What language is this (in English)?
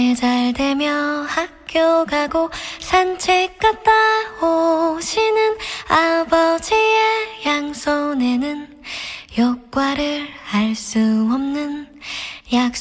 Korean